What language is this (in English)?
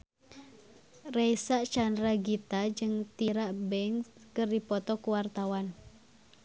Sundanese